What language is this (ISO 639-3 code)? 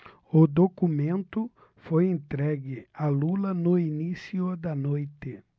por